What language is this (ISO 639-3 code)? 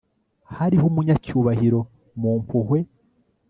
kin